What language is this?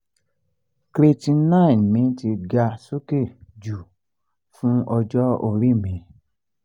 Yoruba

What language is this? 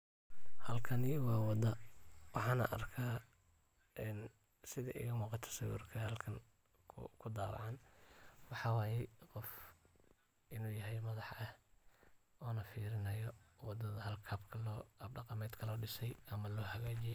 Somali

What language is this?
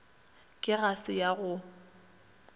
Northern Sotho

